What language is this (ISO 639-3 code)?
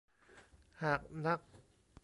tha